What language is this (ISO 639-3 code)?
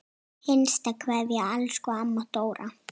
isl